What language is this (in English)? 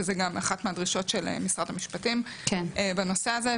Hebrew